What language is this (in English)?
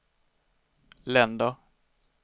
Swedish